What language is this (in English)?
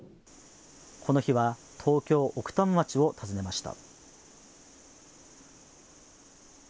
Japanese